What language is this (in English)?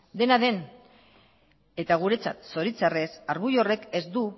Basque